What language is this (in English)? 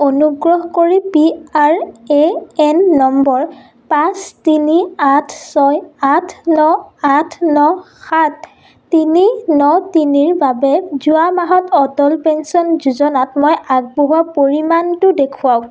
Assamese